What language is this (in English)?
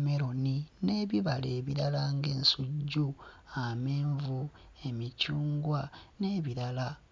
Ganda